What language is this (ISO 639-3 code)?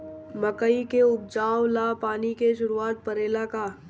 bho